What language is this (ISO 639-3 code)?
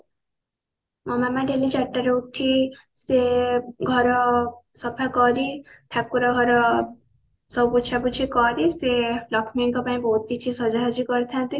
ori